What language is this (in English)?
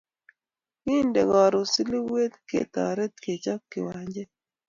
Kalenjin